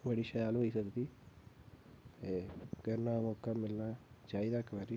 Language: Dogri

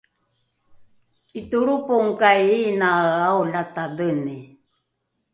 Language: Rukai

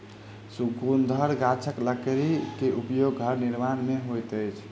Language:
Maithili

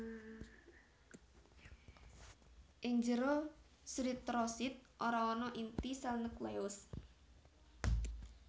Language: Javanese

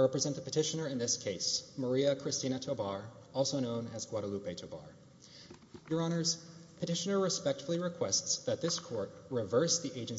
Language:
English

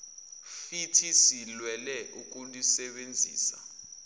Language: Zulu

